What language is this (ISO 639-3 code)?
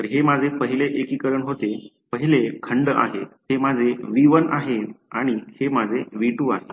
mar